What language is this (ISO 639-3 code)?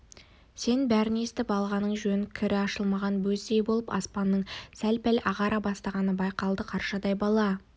kaz